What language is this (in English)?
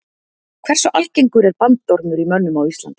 Icelandic